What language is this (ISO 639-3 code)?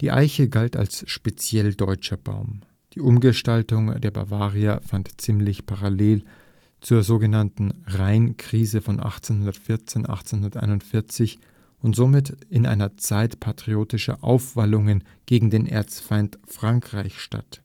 deu